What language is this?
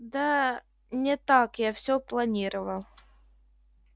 Russian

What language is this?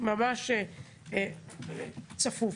Hebrew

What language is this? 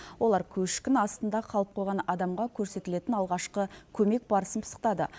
Kazakh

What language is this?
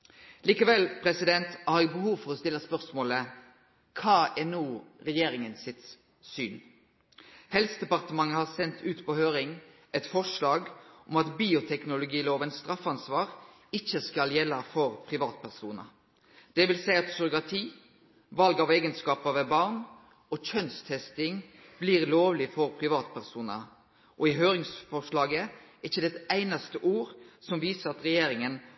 Norwegian Nynorsk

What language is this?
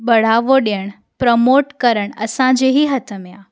Sindhi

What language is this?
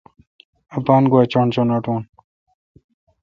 Kalkoti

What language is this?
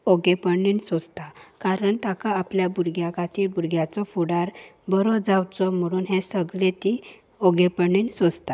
Konkani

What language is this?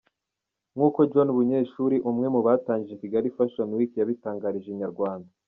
Kinyarwanda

